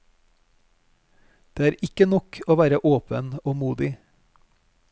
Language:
Norwegian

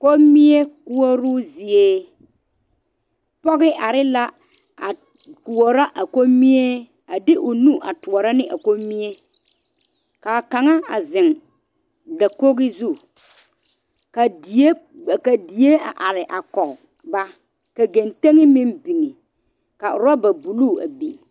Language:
Southern Dagaare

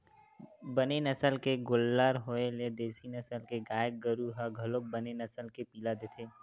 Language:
Chhattisgarhi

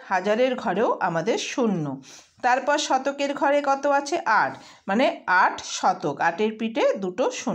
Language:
Hindi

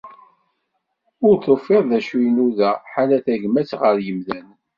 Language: Kabyle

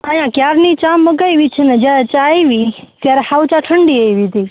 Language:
Gujarati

